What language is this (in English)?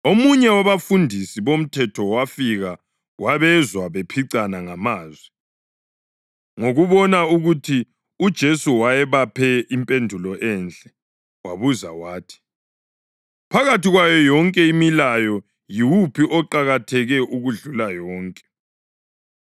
North Ndebele